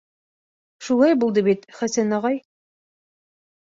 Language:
Bashkir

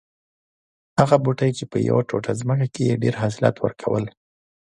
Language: Pashto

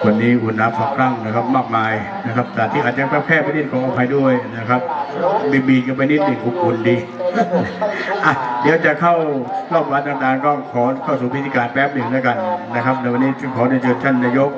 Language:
Thai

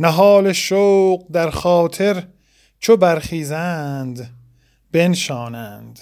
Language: Persian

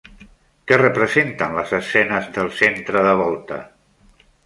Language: Catalan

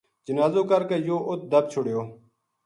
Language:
Gujari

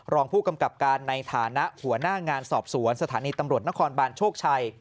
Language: Thai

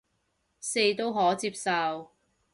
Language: Cantonese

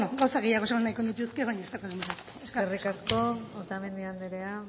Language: Basque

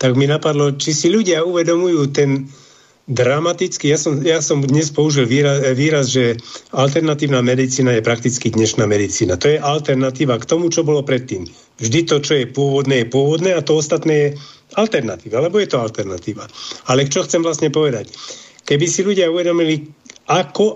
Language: Slovak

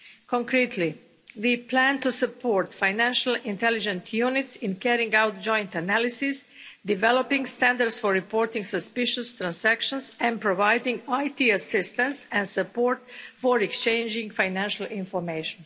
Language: English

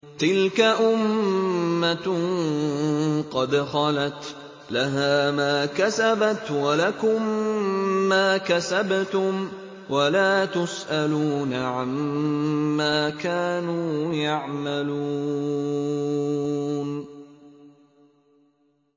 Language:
Arabic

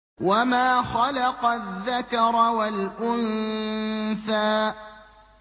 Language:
Arabic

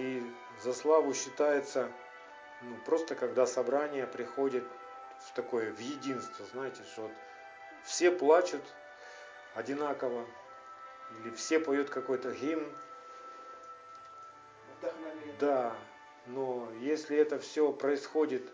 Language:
Russian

